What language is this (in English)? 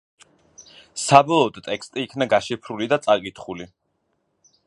Georgian